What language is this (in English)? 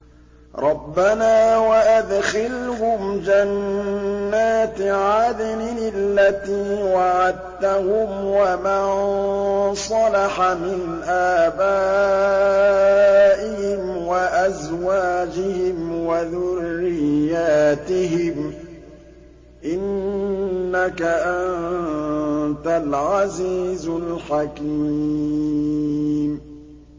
Arabic